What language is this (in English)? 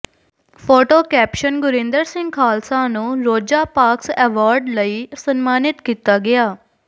Punjabi